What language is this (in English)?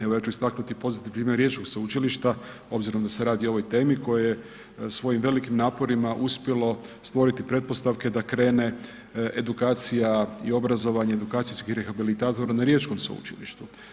Croatian